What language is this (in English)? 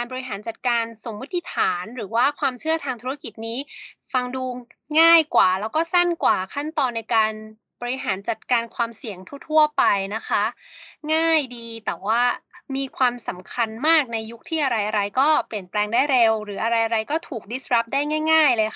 Thai